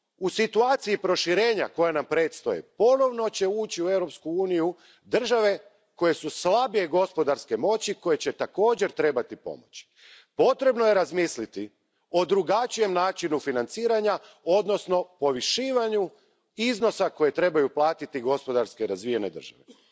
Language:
Croatian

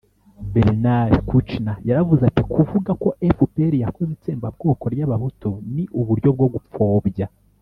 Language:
Kinyarwanda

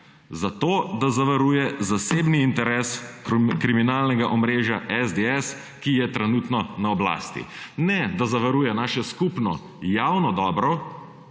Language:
Slovenian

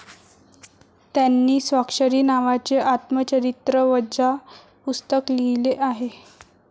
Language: Marathi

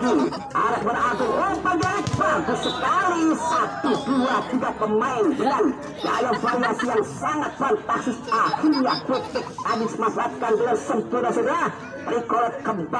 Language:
Indonesian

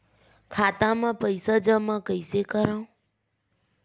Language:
Chhattisgarhi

